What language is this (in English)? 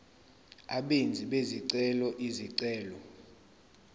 Zulu